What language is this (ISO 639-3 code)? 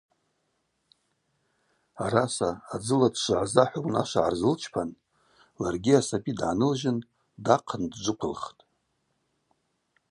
abq